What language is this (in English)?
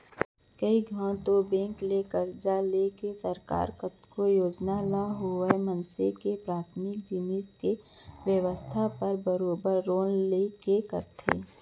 Chhattisgarhi